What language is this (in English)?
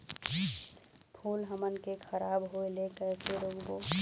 Chhattisgarhi